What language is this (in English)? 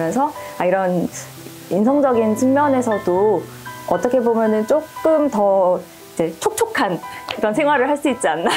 Korean